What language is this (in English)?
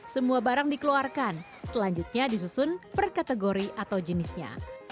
Indonesian